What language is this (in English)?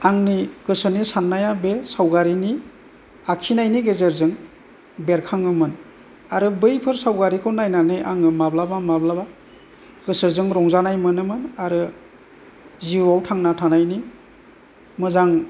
Bodo